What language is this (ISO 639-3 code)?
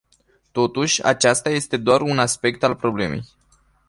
ron